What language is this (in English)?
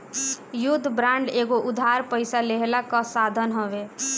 Bhojpuri